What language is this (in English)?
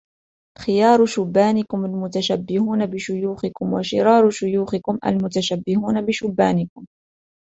Arabic